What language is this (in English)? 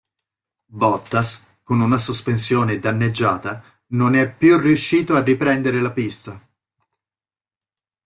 Italian